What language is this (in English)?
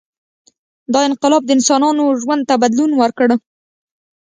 Pashto